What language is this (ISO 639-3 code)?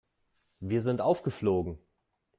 deu